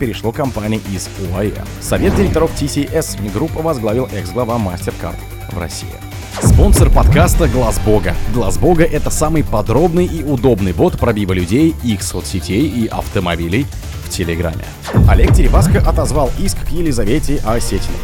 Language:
Russian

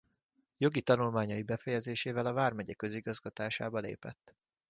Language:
Hungarian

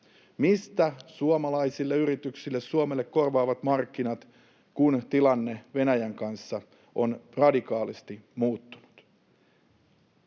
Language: Finnish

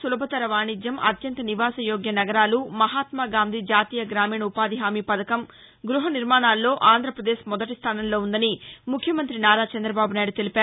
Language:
Telugu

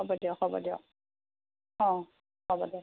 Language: Assamese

